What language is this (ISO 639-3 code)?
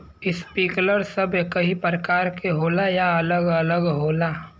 bho